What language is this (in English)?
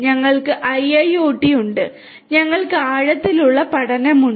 Malayalam